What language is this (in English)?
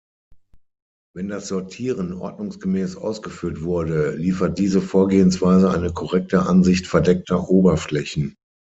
German